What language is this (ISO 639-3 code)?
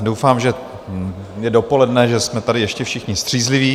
ces